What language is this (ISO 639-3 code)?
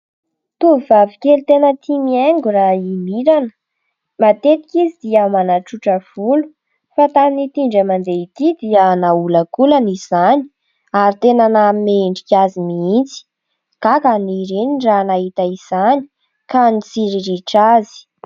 mlg